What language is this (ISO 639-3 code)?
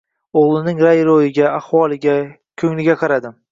uzb